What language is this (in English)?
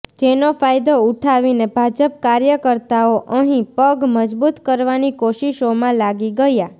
Gujarati